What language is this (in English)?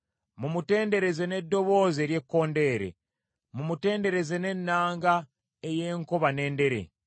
Ganda